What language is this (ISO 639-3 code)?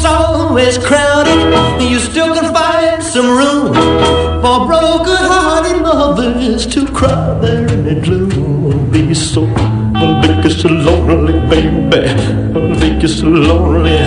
ron